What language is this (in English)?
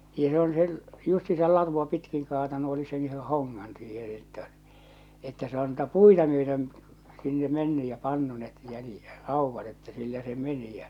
Finnish